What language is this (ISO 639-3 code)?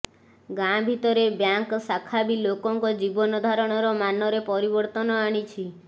ori